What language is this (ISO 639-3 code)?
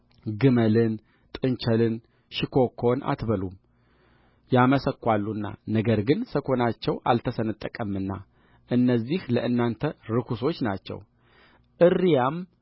amh